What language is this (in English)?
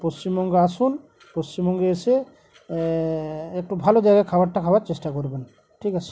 Bangla